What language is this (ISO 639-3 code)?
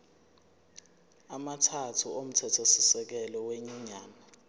zul